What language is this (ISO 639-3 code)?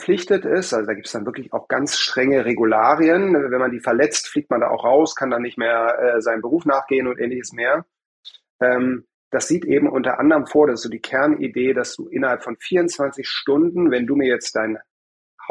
deu